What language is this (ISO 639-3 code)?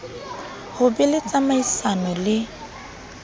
sot